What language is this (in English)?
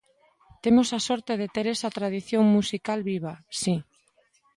Galician